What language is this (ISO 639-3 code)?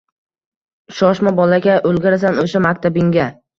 uzb